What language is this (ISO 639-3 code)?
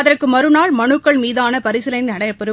tam